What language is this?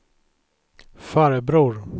Swedish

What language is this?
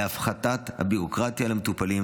Hebrew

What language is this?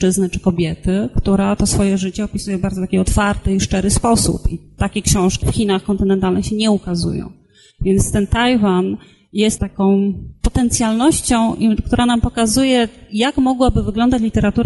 Polish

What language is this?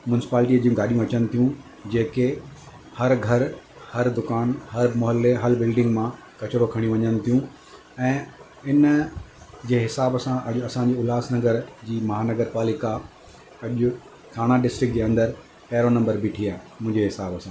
Sindhi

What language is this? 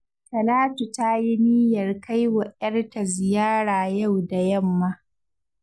Hausa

